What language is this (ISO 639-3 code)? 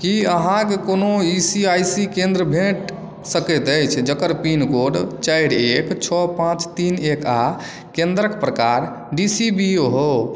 mai